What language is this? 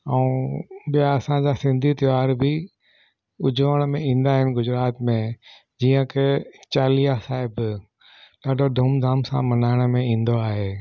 Sindhi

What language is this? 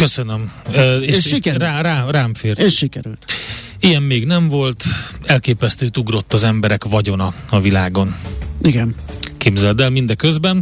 Hungarian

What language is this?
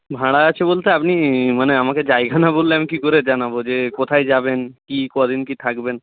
Bangla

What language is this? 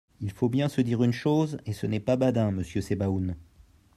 French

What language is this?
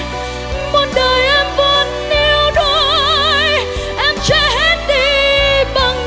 Vietnamese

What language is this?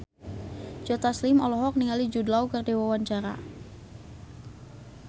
Sundanese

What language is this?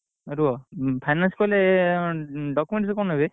Odia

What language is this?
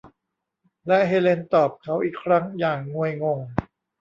Thai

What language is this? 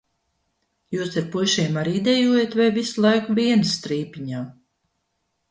Latvian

